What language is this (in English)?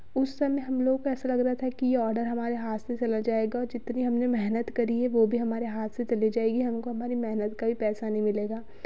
Hindi